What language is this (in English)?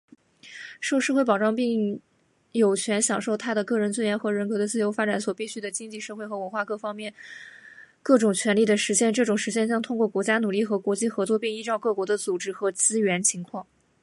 Chinese